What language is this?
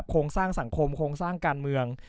Thai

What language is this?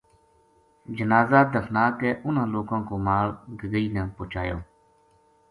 Gujari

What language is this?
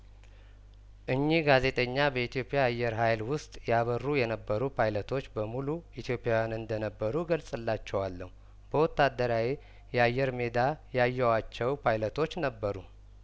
Amharic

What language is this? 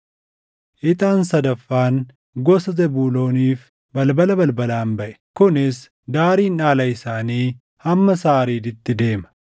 Oromo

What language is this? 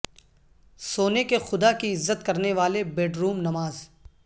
Urdu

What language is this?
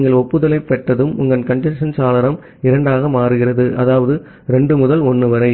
Tamil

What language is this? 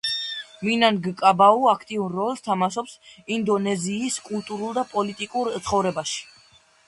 Georgian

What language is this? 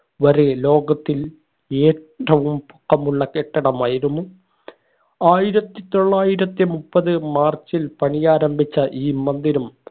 Malayalam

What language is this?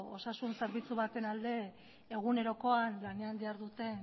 Basque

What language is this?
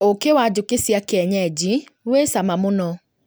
Kikuyu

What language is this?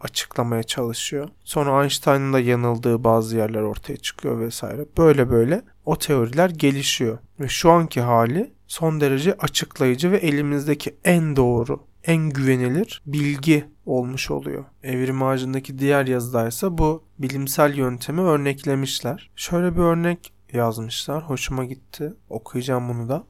Turkish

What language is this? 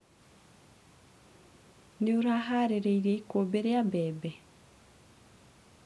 Kikuyu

